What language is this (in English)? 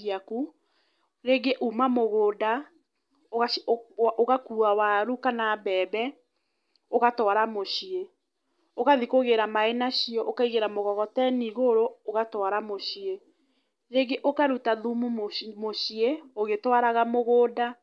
Kikuyu